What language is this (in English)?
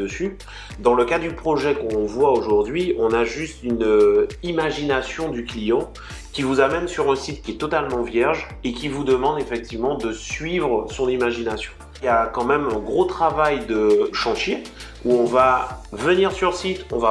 French